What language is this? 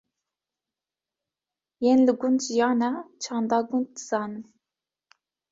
Kurdish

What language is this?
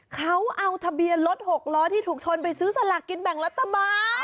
Thai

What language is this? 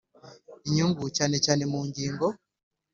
Kinyarwanda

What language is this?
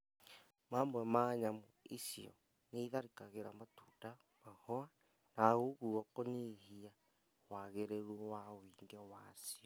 Kikuyu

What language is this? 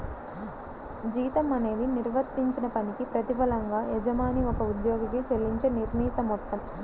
Telugu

